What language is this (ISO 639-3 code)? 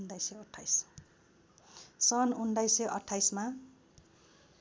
nep